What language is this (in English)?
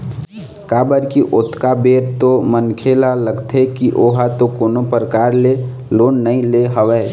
Chhattisgarhi